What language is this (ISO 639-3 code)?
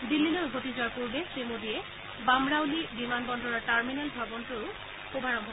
asm